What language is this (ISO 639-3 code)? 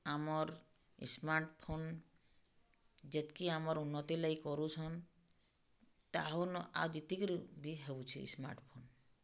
ori